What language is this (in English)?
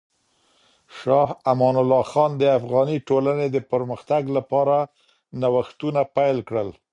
Pashto